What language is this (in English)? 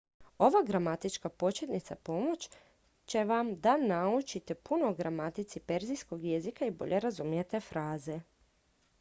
Croatian